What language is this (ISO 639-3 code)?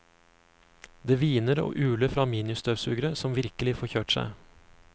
nor